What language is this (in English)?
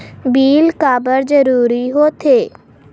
Chhattisgarhi